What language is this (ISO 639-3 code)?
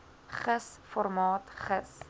afr